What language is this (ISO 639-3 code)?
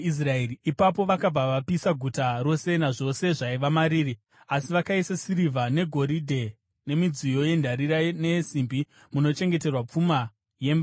sna